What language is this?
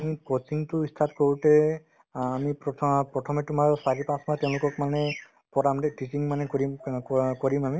Assamese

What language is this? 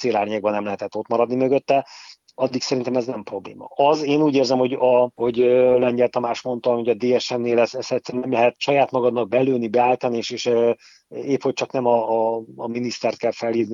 Hungarian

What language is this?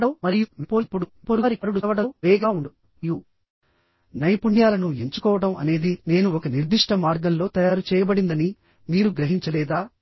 Telugu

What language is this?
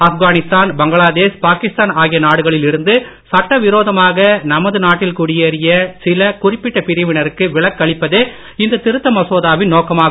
Tamil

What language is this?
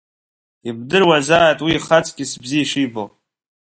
Abkhazian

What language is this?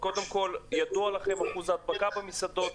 Hebrew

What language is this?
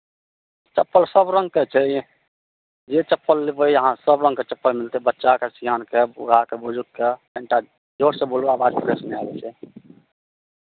Maithili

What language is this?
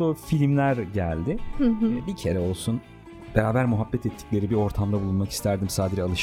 Turkish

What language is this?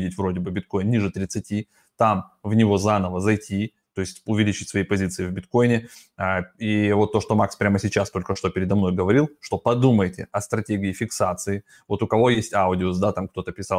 Russian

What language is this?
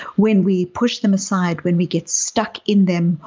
English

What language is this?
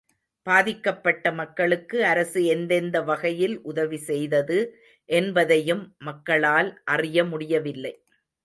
Tamil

